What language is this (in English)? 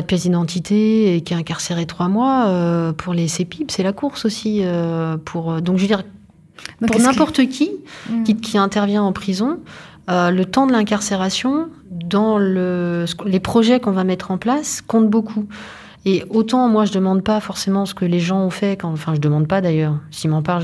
French